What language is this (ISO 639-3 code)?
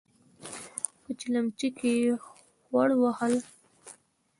pus